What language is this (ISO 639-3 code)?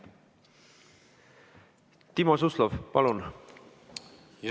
est